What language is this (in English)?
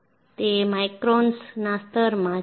Gujarati